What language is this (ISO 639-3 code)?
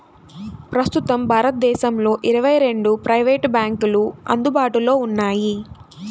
tel